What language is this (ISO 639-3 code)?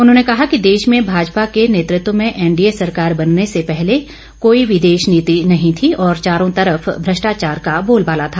hin